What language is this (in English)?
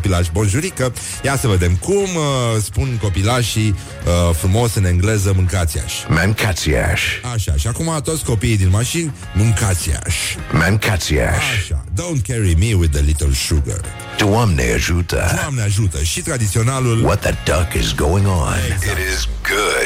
Romanian